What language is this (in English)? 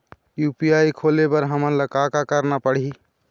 Chhattisgarhi